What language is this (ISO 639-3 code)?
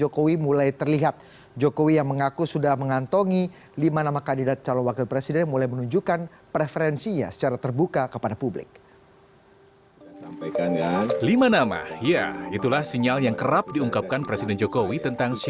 ind